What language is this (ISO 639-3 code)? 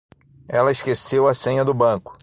por